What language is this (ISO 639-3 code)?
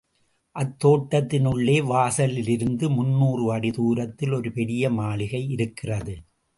tam